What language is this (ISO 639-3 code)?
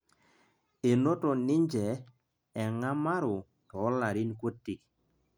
mas